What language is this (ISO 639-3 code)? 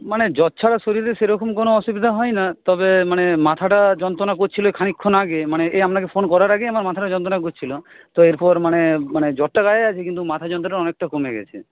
ben